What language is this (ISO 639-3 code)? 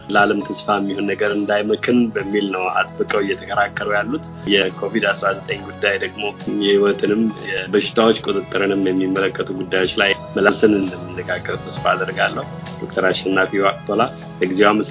amh